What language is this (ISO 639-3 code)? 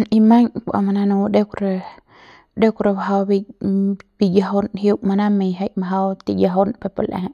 pbs